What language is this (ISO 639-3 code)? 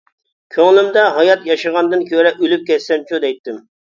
uig